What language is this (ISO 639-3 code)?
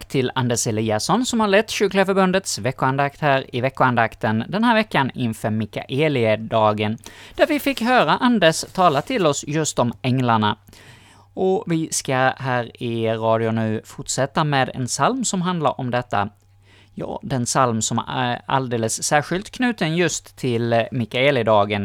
swe